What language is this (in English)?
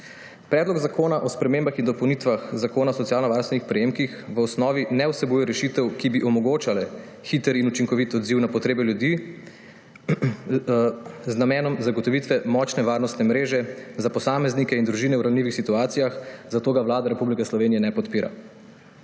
Slovenian